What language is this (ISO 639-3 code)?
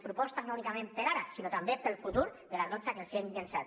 cat